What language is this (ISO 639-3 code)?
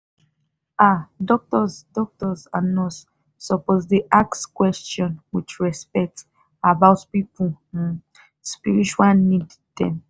pcm